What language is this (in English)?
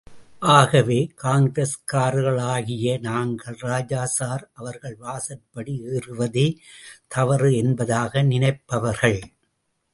Tamil